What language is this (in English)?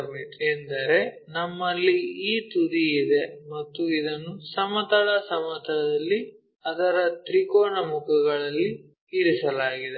Kannada